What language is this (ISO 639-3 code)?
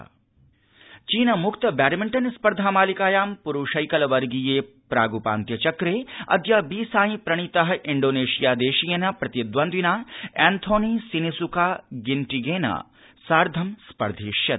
san